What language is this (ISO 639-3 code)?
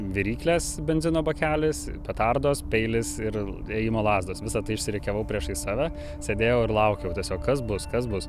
lit